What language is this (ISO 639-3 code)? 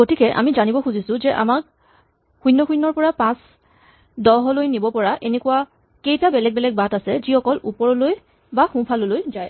asm